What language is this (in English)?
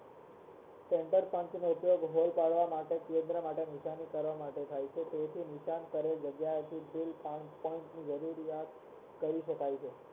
Gujarati